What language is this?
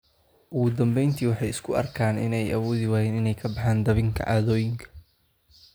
Somali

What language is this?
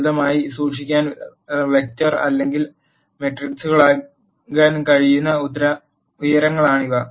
Malayalam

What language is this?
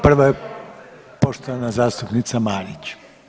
Croatian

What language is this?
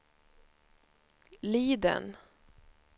Swedish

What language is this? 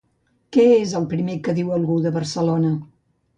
Catalan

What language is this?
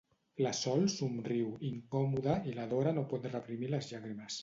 Catalan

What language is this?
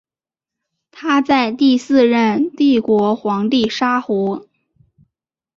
Chinese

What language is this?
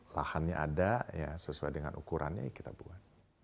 Indonesian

